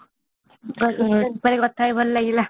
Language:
Odia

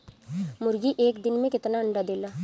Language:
Bhojpuri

